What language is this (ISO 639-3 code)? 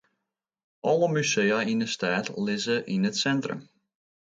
fry